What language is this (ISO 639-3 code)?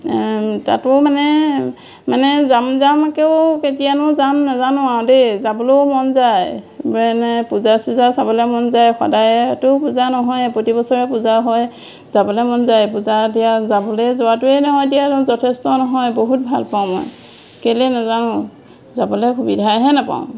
asm